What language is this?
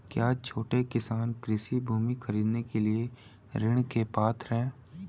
Hindi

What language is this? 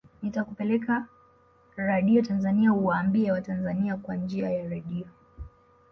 Swahili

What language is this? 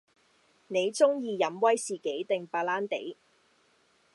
Cantonese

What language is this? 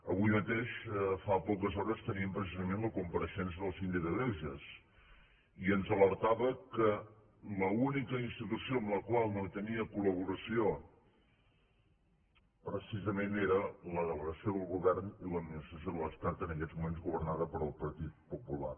Catalan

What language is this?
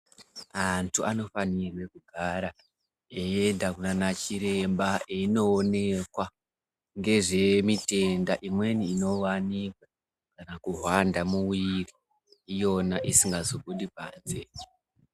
Ndau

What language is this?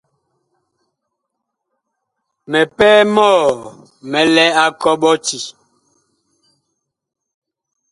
Bakoko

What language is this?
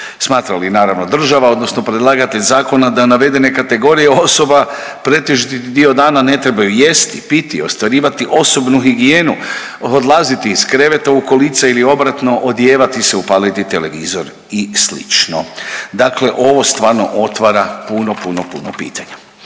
Croatian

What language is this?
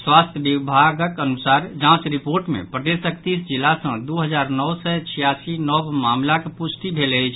Maithili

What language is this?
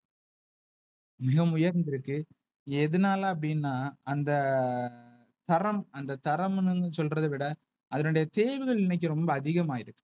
Tamil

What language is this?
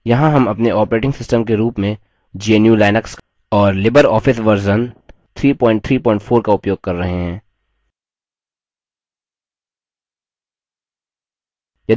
Hindi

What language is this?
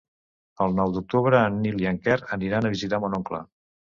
Catalan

